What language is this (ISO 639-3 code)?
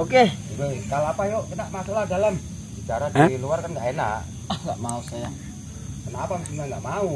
ind